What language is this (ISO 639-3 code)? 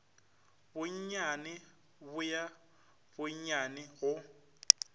nso